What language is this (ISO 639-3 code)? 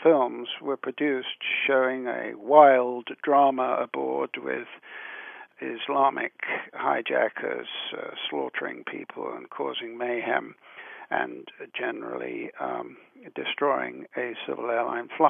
eng